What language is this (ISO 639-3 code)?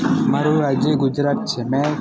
guj